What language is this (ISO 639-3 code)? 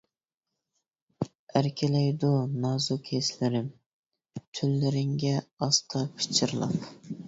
uig